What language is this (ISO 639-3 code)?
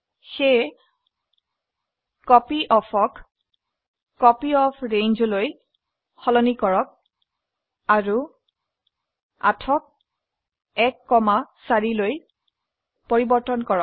asm